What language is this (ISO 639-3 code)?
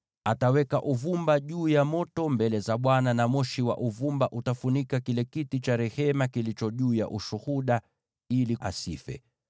swa